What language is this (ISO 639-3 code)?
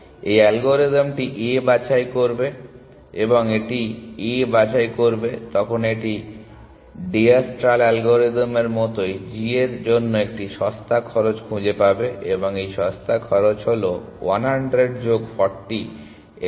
ben